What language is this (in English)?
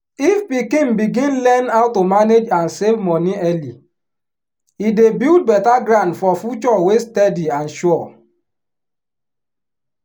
Nigerian Pidgin